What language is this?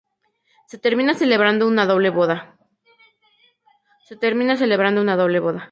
Spanish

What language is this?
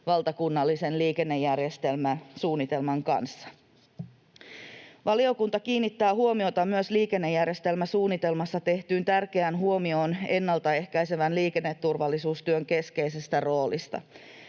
Finnish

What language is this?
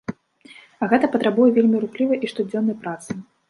Belarusian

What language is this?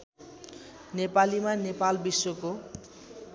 Nepali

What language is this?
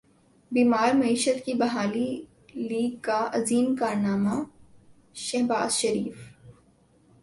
Urdu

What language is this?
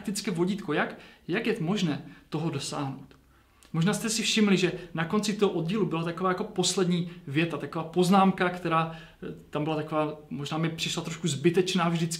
Czech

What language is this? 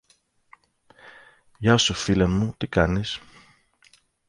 Greek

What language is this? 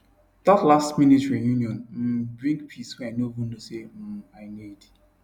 Nigerian Pidgin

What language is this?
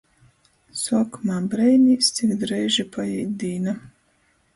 Latgalian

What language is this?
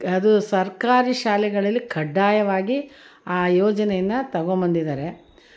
Kannada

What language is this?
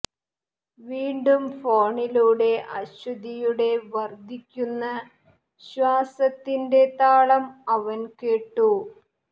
Malayalam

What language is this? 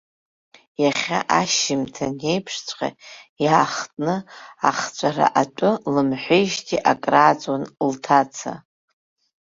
Abkhazian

